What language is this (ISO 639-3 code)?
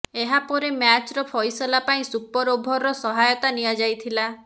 ori